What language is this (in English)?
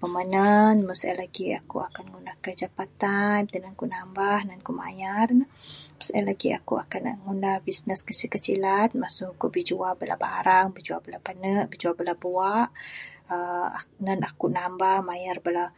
Bukar-Sadung Bidayuh